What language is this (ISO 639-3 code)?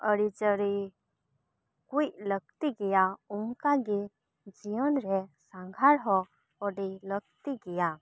sat